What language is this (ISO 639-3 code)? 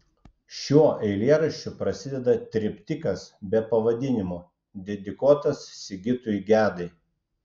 lit